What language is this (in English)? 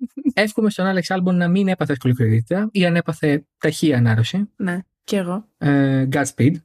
Greek